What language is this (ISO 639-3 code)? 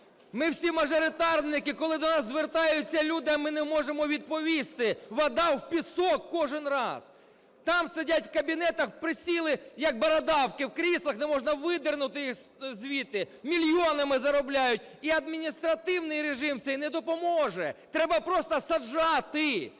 ukr